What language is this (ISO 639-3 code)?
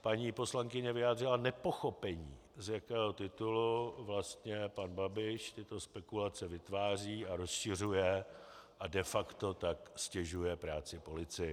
ces